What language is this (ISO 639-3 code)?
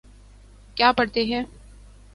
urd